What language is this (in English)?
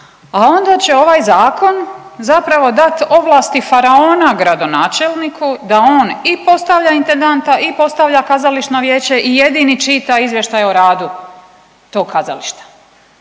Croatian